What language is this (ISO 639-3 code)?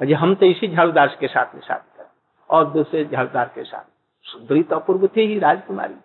hin